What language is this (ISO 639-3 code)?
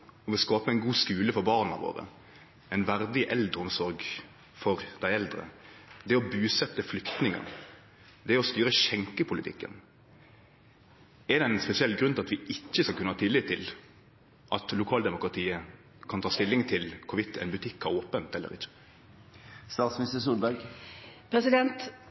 nno